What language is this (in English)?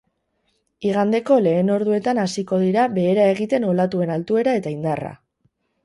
Basque